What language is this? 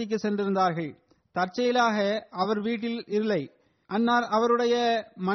Tamil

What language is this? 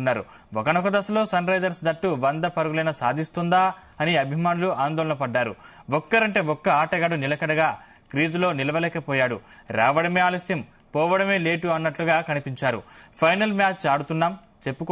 Telugu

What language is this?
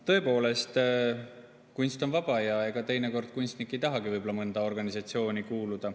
Estonian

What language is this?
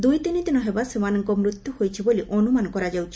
Odia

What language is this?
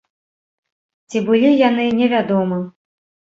Belarusian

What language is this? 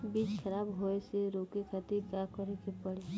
Bhojpuri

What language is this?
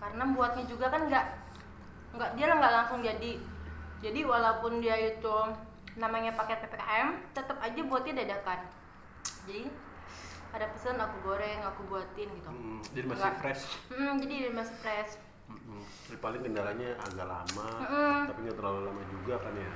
Indonesian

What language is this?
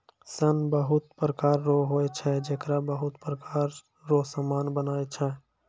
Maithili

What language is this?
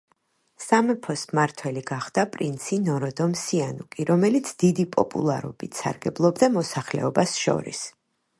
Georgian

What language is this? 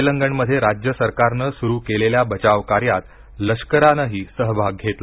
Marathi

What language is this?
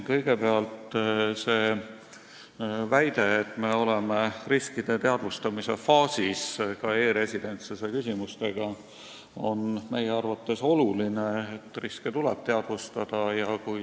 Estonian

